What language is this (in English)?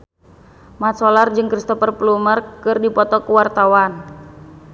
Sundanese